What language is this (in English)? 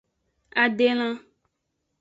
Aja (Benin)